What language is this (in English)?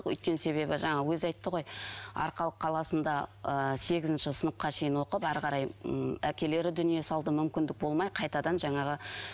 Kazakh